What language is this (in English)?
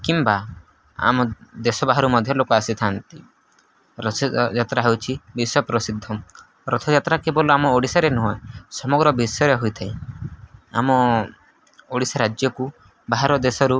Odia